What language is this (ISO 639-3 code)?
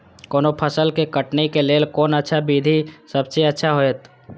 mai